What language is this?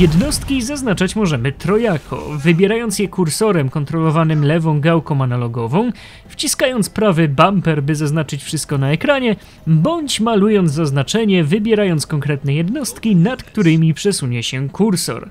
Polish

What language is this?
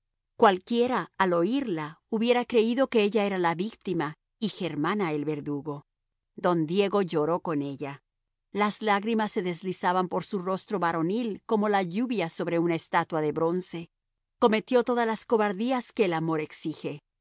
Spanish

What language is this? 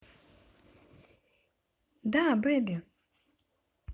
Russian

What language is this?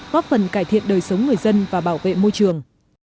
Vietnamese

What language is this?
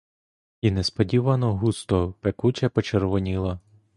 Ukrainian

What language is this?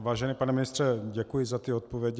Czech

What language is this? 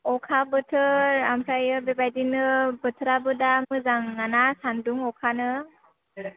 Bodo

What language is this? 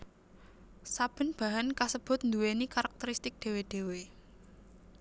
Javanese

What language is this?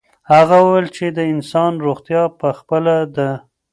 Pashto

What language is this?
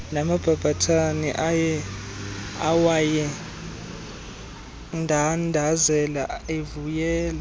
Xhosa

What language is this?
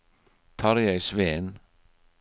Norwegian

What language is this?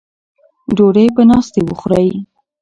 Pashto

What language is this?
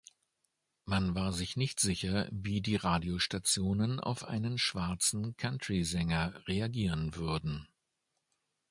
German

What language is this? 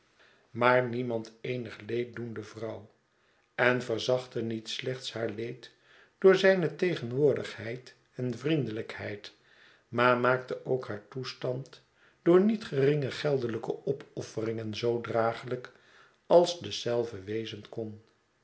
Dutch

